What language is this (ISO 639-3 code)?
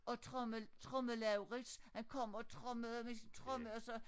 dan